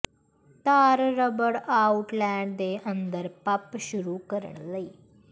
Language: Punjabi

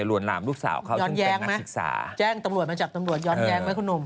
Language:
Thai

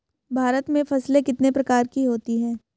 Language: Hindi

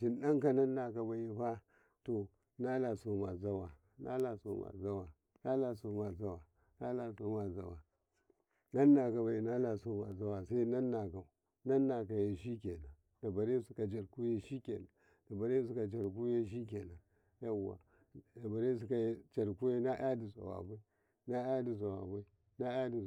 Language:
Karekare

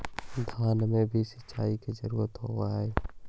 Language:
Magahi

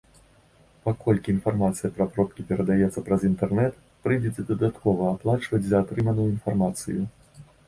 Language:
Belarusian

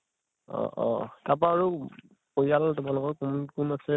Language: Assamese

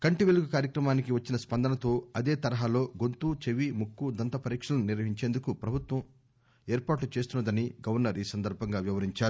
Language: Telugu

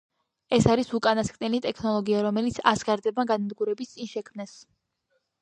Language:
Georgian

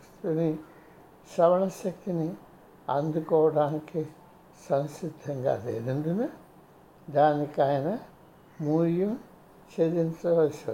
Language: Telugu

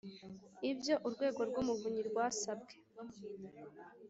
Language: Kinyarwanda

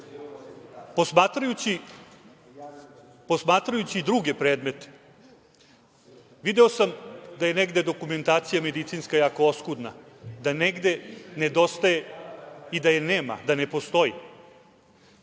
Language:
Serbian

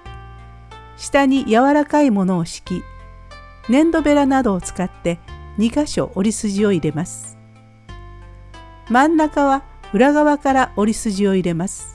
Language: Japanese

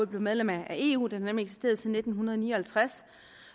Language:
Danish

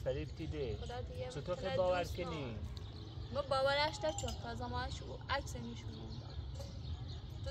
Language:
Persian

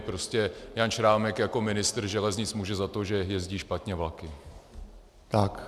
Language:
Czech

